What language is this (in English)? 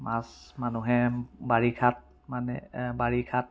Assamese